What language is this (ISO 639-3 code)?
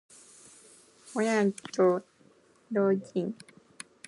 jpn